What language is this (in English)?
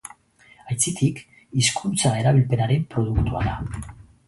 Basque